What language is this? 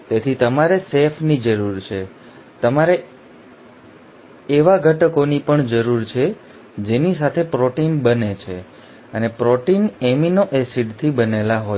Gujarati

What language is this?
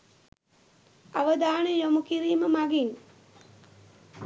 Sinhala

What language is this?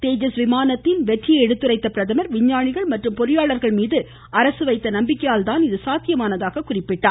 Tamil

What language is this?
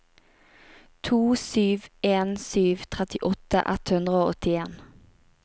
Norwegian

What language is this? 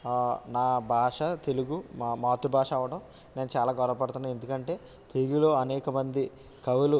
Telugu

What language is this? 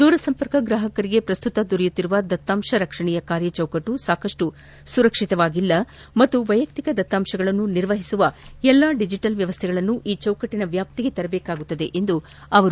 Kannada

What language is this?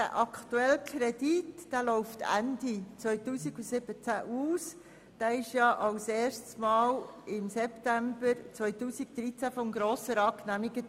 Swiss German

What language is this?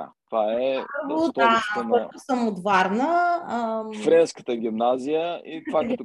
Bulgarian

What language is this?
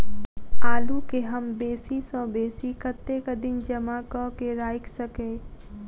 Maithili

